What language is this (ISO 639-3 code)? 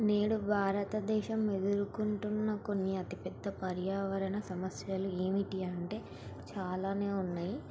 tel